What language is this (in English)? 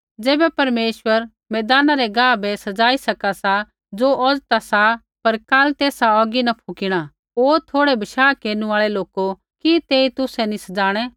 Kullu Pahari